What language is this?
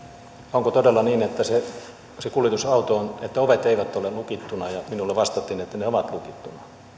Finnish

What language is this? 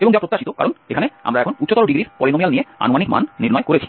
Bangla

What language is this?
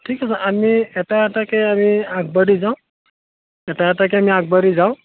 Assamese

